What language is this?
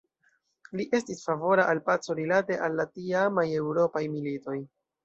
Esperanto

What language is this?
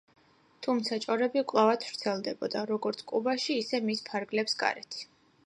Georgian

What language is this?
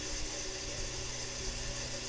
Magahi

